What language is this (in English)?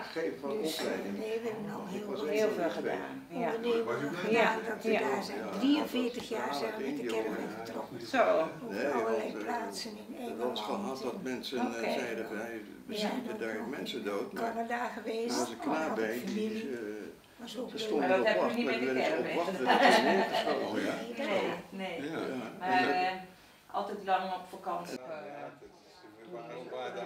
Dutch